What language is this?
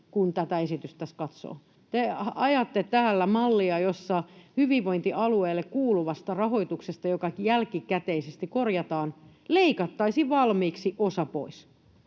Finnish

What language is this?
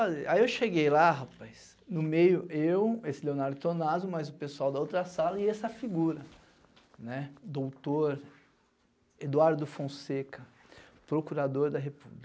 Portuguese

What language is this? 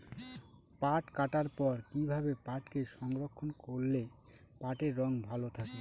Bangla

